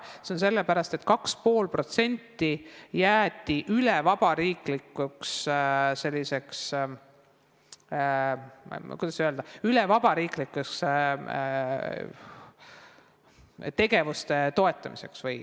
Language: Estonian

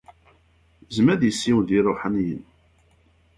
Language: Kabyle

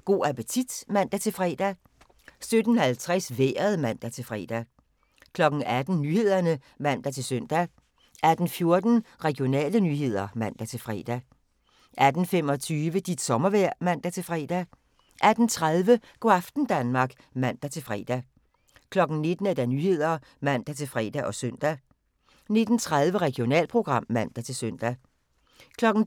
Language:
Danish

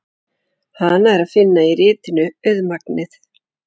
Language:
Icelandic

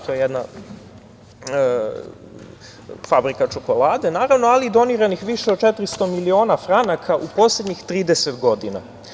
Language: Serbian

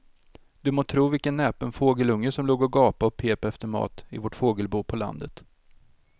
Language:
Swedish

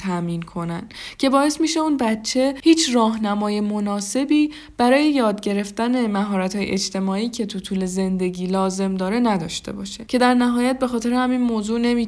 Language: Persian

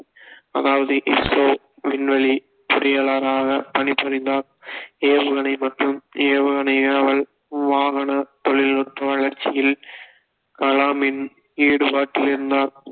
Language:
Tamil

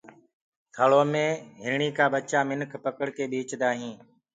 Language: Gurgula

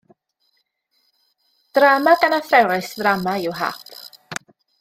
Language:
Welsh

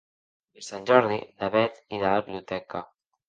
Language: Catalan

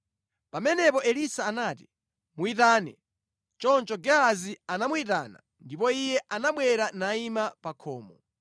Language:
Nyanja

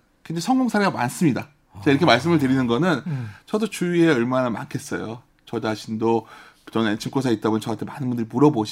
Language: Korean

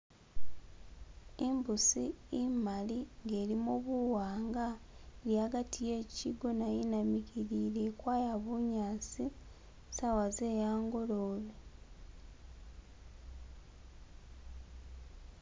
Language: Masaaba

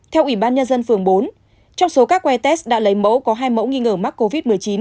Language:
Vietnamese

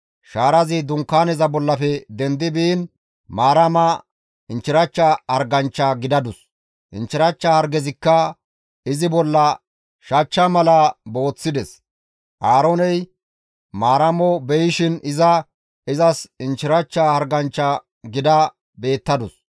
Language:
Gamo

